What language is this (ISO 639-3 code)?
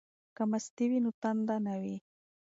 pus